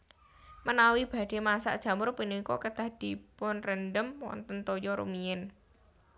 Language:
Javanese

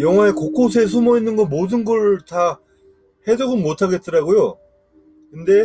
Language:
Korean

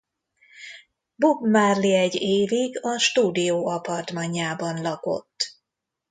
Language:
Hungarian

